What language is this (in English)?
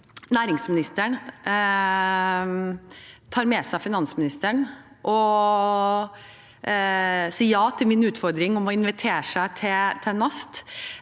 Norwegian